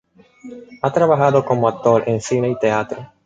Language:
Spanish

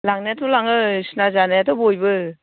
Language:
Bodo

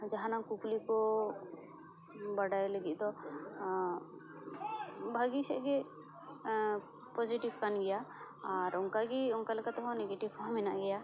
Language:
Santali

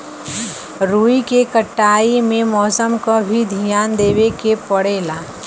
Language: Bhojpuri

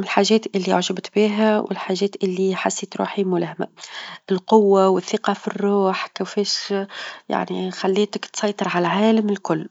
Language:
Tunisian Arabic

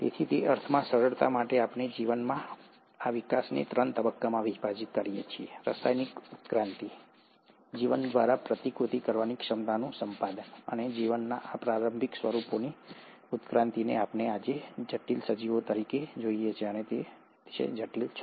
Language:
Gujarati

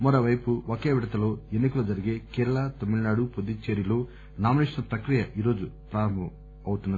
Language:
Telugu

